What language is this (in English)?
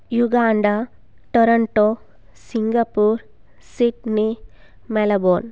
Sanskrit